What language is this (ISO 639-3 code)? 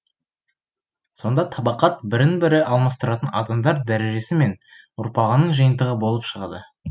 kaz